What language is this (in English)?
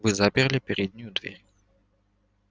Russian